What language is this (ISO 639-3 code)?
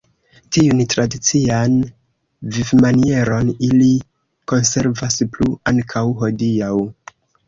epo